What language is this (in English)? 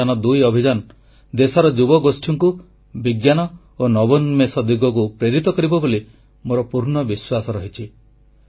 Odia